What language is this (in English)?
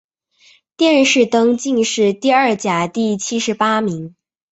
Chinese